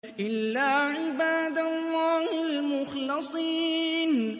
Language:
Arabic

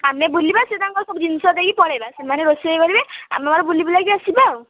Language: Odia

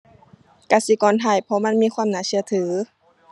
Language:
Thai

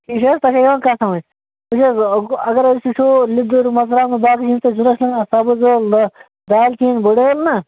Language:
Kashmiri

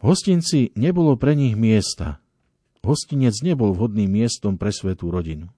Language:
Slovak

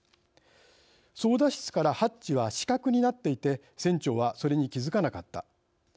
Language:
Japanese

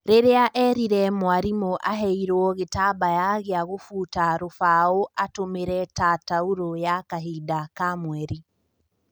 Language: Kikuyu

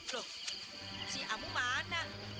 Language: Indonesian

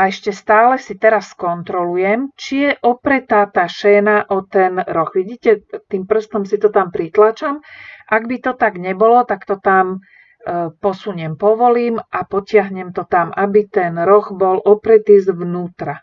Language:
Slovak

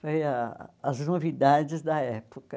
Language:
Portuguese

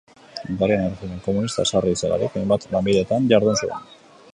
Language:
Basque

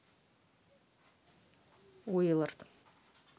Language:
Russian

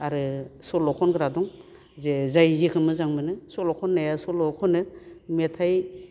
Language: Bodo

